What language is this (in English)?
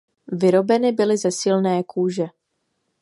Czech